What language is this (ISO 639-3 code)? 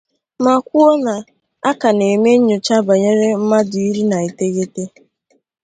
ibo